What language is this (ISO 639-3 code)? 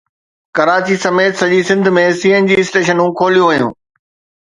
snd